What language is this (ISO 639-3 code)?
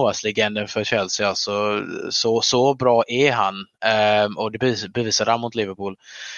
swe